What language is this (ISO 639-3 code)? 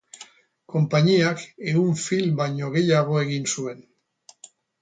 eus